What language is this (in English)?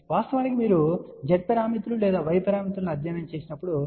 Telugu